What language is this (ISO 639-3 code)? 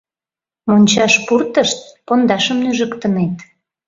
chm